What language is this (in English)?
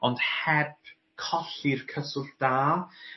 Welsh